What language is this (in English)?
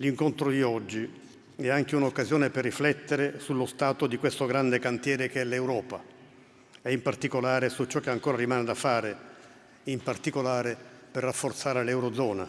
Italian